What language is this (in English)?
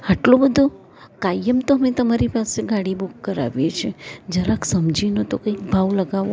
Gujarati